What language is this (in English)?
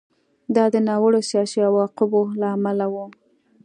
Pashto